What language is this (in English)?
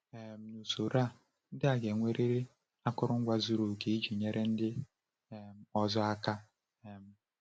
Igbo